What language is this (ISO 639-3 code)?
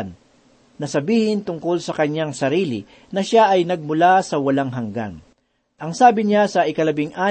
fil